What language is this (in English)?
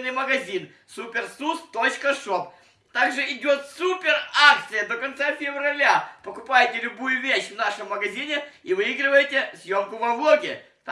Russian